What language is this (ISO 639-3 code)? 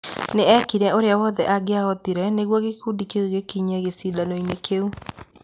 kik